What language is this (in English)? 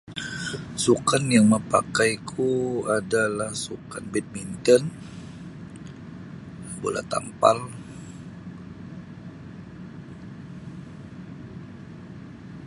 Sabah Bisaya